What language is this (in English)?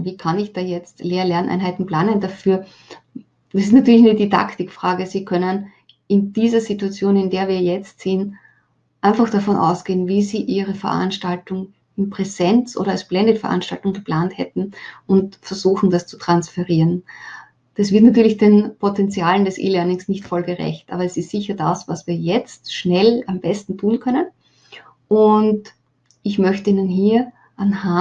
German